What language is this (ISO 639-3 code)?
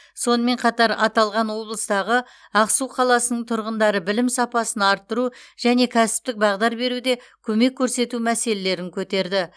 kaz